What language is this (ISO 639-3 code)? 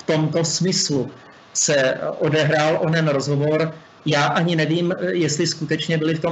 ces